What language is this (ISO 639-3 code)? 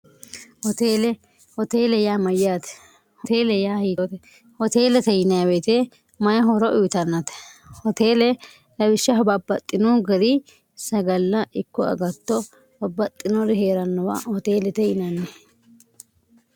sid